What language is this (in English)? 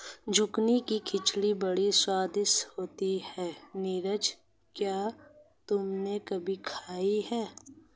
Hindi